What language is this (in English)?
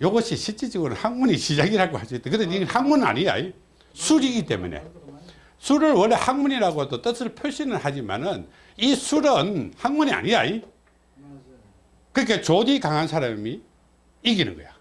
Korean